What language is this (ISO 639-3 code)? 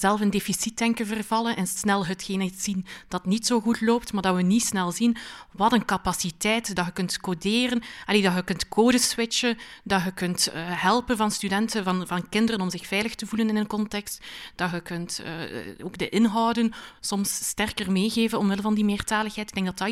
nld